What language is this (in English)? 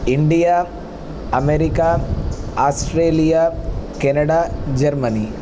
Sanskrit